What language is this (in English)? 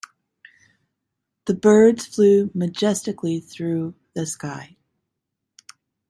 English